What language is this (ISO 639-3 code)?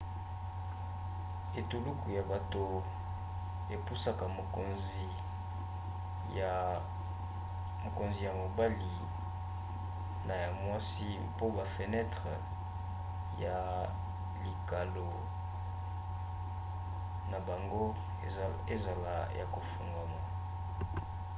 lin